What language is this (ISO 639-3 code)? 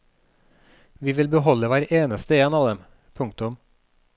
nor